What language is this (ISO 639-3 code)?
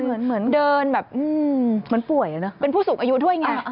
tha